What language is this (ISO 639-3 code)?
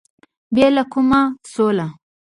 pus